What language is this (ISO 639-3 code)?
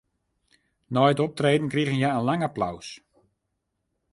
fry